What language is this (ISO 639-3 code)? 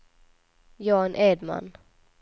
swe